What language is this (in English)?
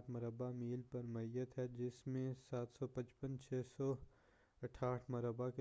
Urdu